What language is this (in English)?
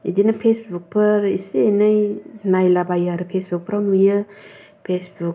Bodo